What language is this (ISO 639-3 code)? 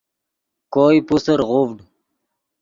ydg